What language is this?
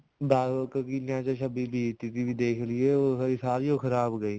Punjabi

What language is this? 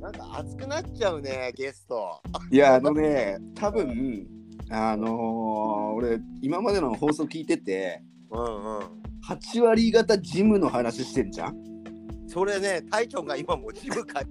Japanese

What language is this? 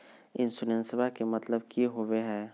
Magahi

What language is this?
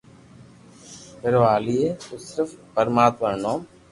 Loarki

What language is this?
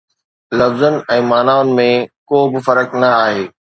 Sindhi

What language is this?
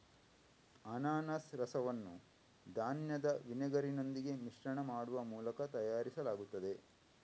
Kannada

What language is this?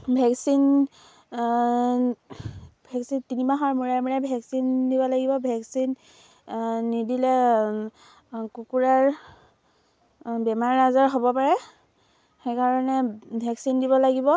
Assamese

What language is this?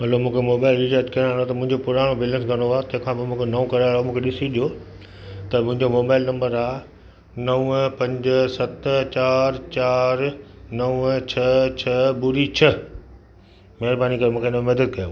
Sindhi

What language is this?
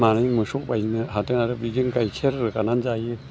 Bodo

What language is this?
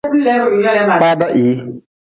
Nawdm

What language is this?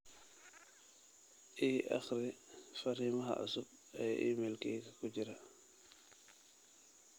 Somali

